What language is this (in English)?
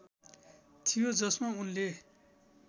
Nepali